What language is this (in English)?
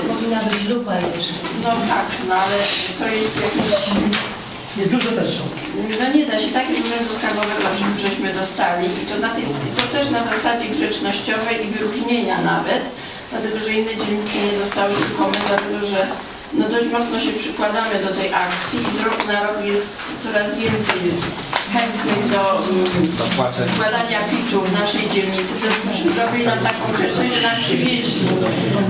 Polish